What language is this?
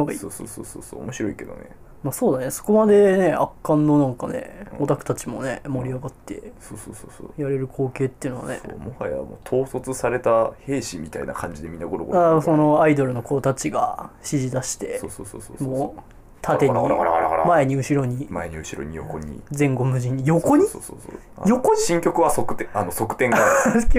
Japanese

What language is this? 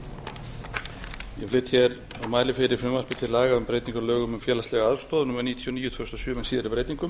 Icelandic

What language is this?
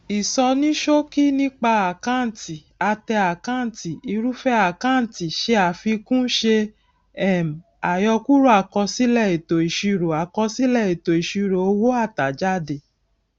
Yoruba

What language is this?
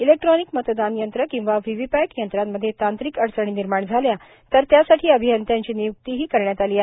Marathi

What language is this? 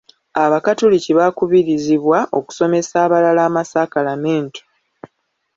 Ganda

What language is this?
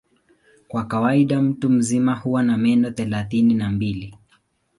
Swahili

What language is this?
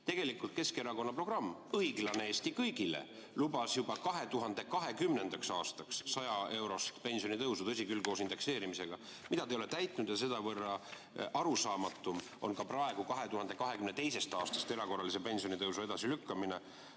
Estonian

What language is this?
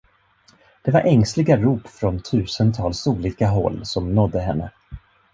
Swedish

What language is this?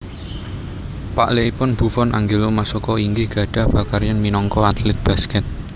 Javanese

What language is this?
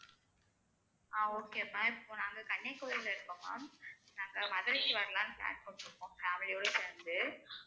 Tamil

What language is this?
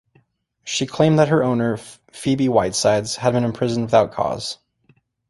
English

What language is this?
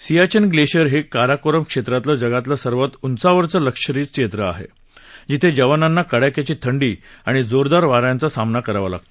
Marathi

